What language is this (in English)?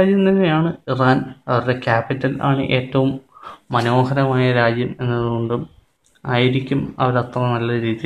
Malayalam